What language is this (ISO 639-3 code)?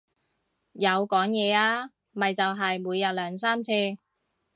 yue